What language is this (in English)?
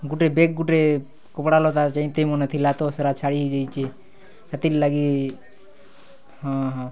Odia